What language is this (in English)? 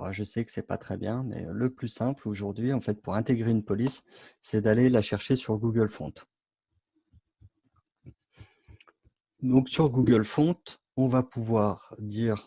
French